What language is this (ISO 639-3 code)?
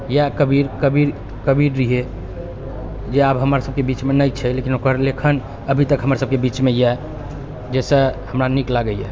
mai